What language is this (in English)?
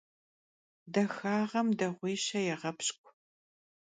Kabardian